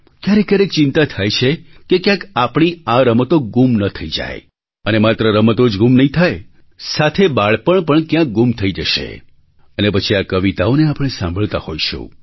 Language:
Gujarati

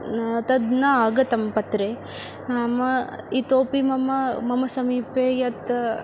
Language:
Sanskrit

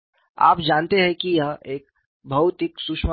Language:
Hindi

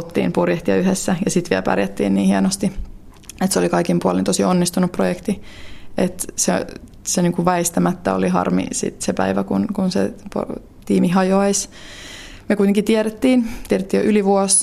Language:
Finnish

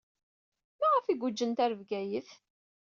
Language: Kabyle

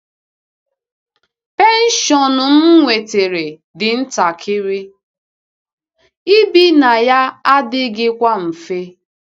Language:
Igbo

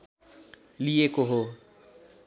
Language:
Nepali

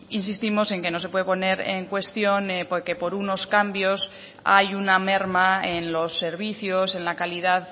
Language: Spanish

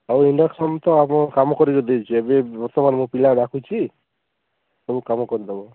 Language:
Odia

